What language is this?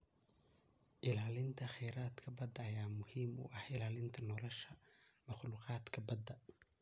Somali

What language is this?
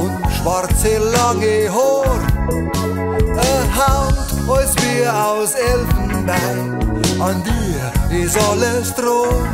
Romanian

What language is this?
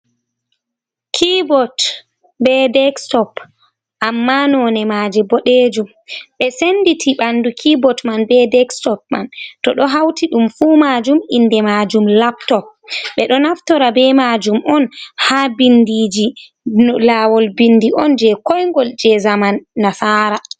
Fula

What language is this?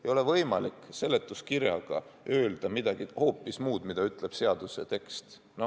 Estonian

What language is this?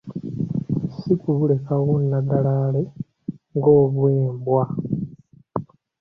Ganda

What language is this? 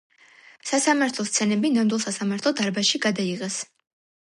Georgian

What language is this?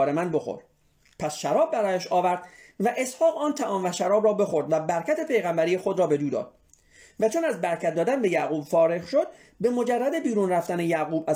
Persian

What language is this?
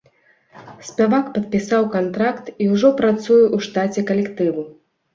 Belarusian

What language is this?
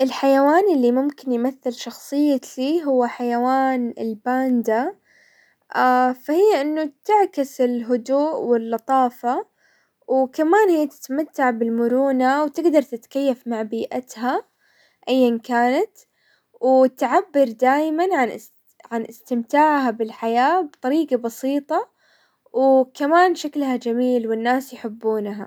Hijazi Arabic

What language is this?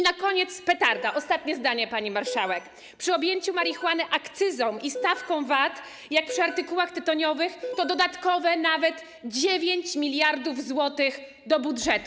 Polish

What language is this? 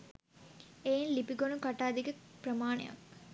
Sinhala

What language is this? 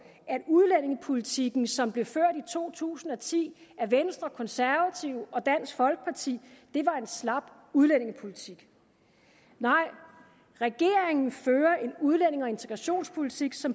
Danish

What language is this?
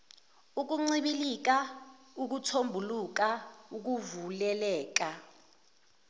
Zulu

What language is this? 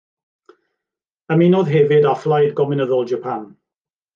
Welsh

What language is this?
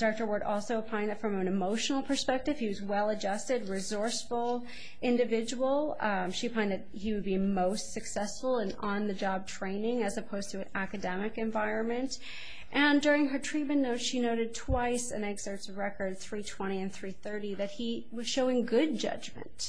English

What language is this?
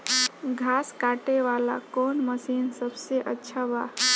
Bhojpuri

